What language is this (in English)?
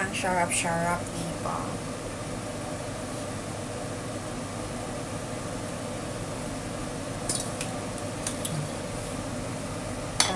Filipino